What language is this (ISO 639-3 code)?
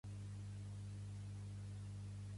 cat